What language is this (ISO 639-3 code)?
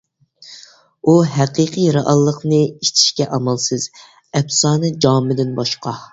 uig